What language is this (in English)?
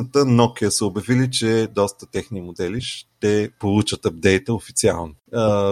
Bulgarian